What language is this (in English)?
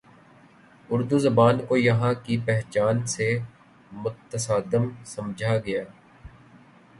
Urdu